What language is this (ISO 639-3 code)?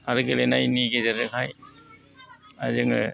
brx